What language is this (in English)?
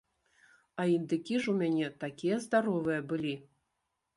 Belarusian